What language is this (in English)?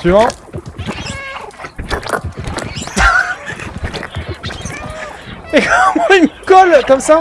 French